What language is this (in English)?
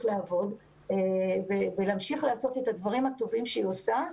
Hebrew